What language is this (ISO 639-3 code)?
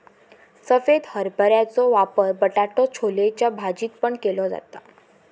mar